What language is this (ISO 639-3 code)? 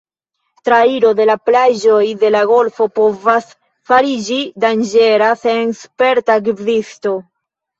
epo